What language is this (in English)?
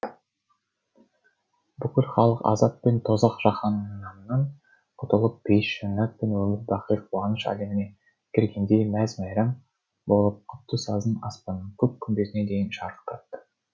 Kazakh